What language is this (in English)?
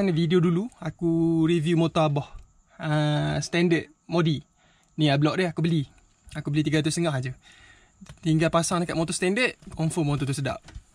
Malay